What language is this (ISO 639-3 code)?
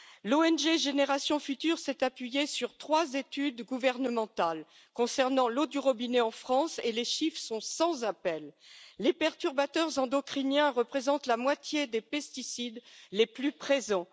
fra